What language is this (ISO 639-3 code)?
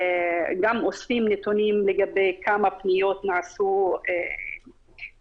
heb